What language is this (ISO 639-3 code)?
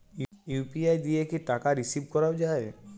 ben